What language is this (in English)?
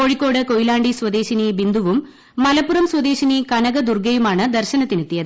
Malayalam